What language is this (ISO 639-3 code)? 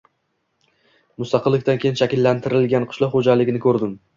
uzb